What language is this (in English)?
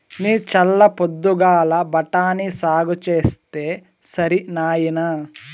Telugu